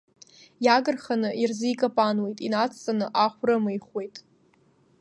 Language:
Abkhazian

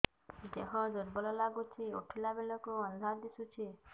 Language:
Odia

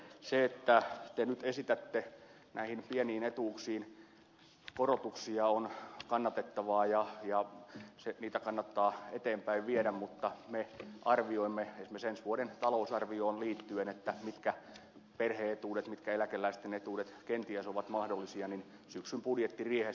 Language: Finnish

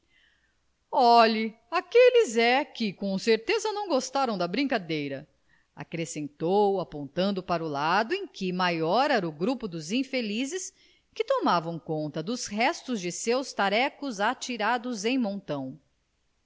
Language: Portuguese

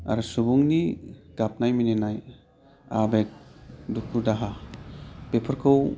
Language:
Bodo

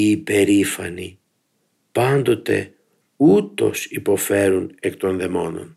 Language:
Greek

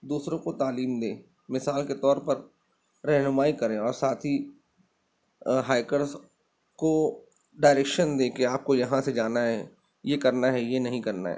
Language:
Urdu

